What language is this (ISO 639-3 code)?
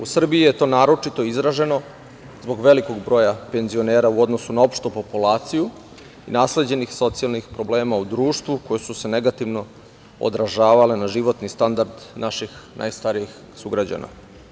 srp